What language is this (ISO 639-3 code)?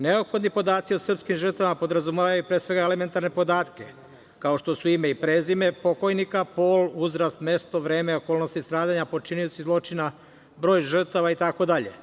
srp